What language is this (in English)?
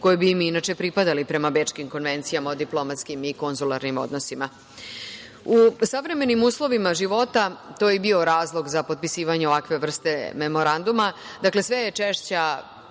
Serbian